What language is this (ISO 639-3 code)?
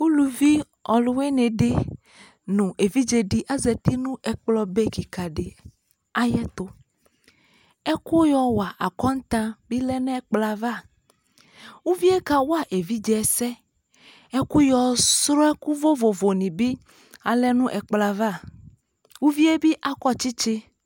kpo